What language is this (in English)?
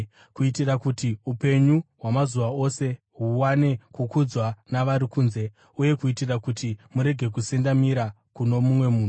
Shona